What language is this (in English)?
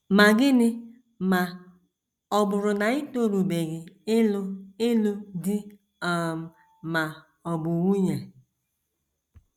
Igbo